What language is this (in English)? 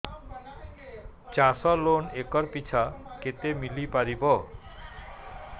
Odia